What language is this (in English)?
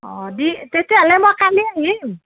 Assamese